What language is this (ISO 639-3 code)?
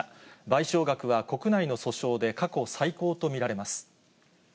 jpn